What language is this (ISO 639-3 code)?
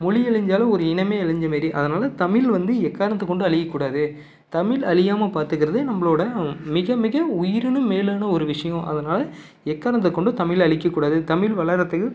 tam